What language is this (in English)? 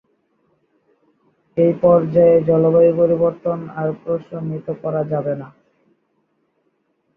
Bangla